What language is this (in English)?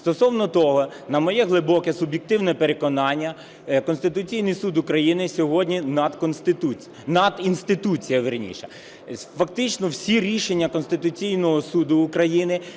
Ukrainian